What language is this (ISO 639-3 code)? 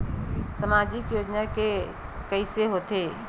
hne